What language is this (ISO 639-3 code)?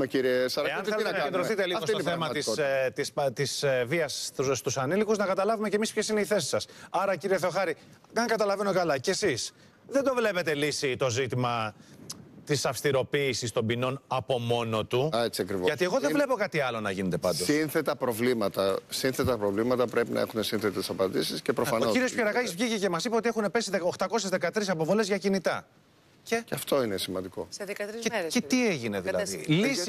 ell